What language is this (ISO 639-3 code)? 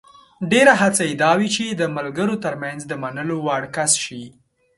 pus